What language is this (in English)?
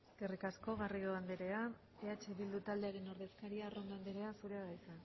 Basque